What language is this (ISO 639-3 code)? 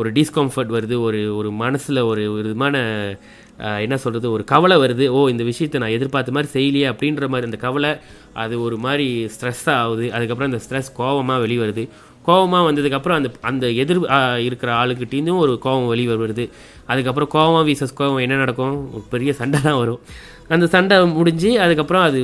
tam